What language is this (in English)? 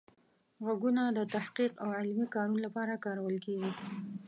Pashto